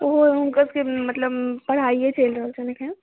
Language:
Maithili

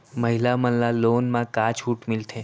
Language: Chhattisgarhi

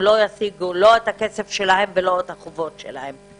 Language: Hebrew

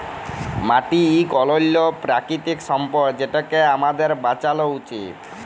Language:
Bangla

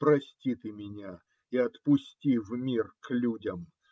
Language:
Russian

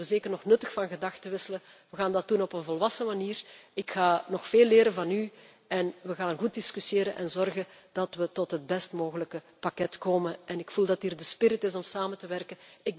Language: Dutch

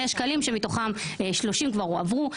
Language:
Hebrew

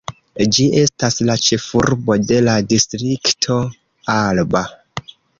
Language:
Esperanto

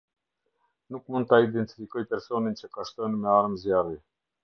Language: Albanian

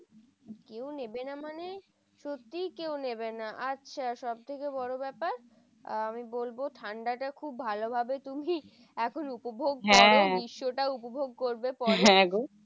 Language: Bangla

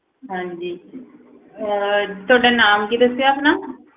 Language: Punjabi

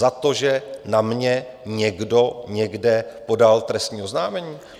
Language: Czech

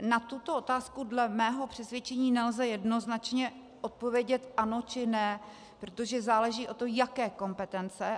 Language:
Czech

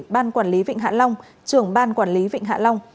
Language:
Vietnamese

